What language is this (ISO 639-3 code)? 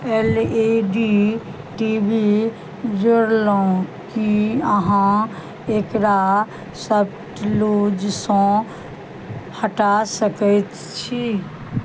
mai